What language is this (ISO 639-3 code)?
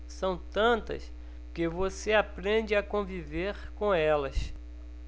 por